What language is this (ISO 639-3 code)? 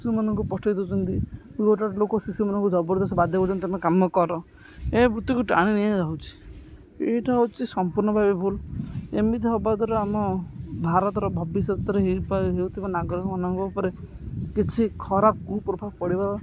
ori